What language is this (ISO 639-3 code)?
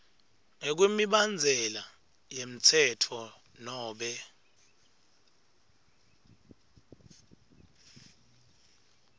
ssw